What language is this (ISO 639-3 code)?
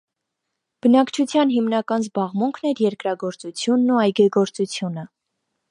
hye